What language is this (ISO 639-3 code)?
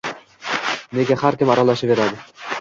uzb